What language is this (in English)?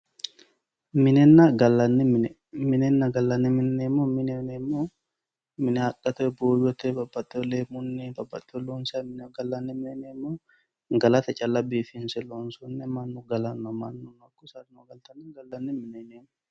Sidamo